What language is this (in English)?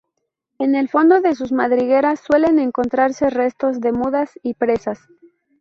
Spanish